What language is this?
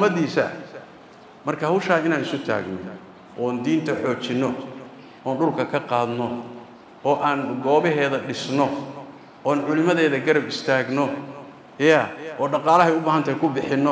Arabic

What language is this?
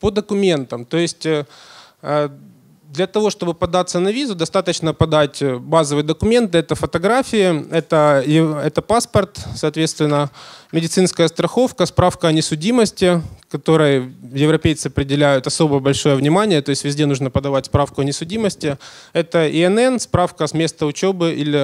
Russian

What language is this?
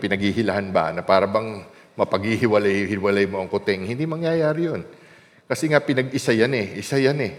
Filipino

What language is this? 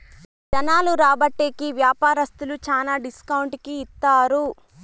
Telugu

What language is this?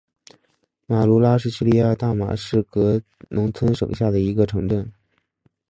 Chinese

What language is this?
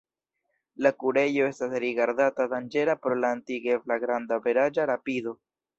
Esperanto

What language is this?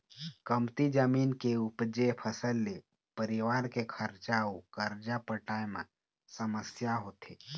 Chhattisgarhi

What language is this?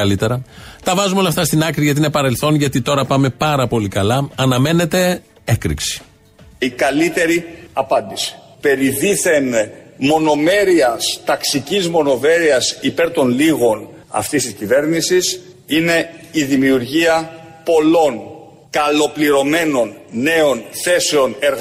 Greek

